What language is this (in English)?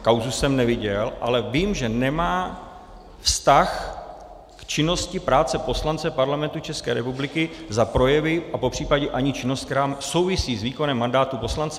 Czech